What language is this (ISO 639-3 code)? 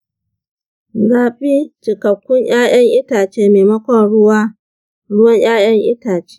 hau